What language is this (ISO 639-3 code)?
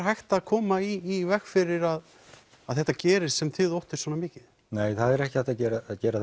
isl